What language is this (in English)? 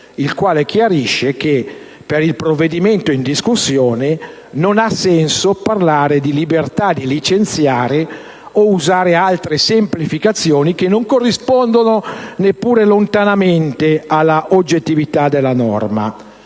Italian